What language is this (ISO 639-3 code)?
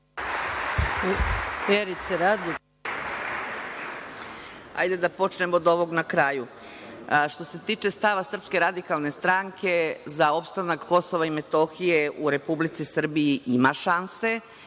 srp